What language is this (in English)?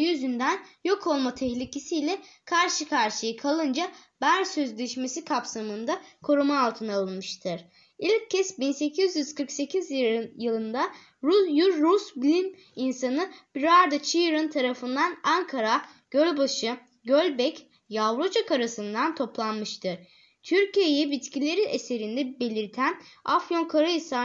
Turkish